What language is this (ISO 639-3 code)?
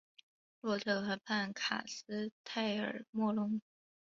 zho